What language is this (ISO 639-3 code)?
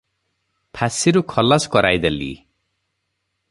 ori